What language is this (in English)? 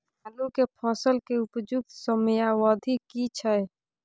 Maithili